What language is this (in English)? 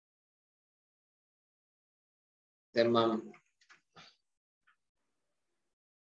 Hindi